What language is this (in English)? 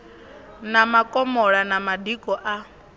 Venda